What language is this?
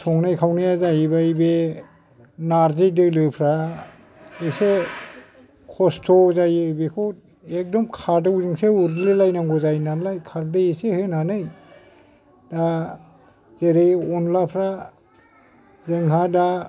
Bodo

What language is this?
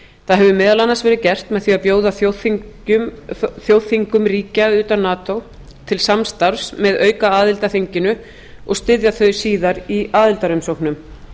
Icelandic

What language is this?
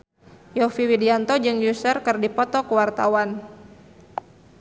Sundanese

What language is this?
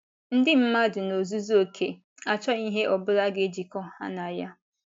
Igbo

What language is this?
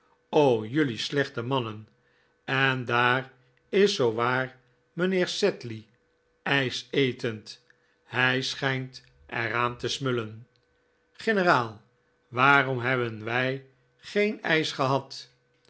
Dutch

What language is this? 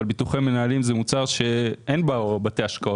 Hebrew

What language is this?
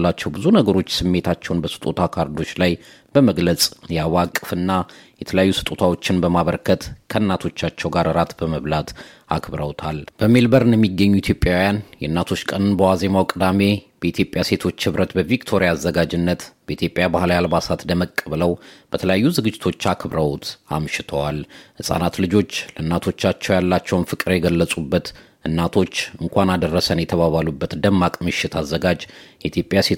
Amharic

